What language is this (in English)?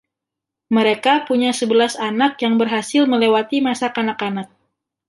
Indonesian